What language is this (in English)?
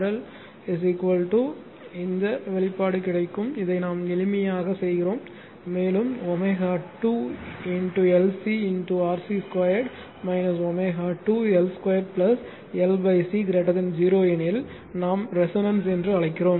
Tamil